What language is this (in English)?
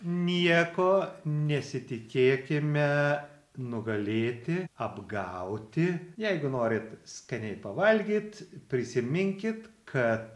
Lithuanian